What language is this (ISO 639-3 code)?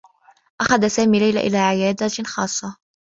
ara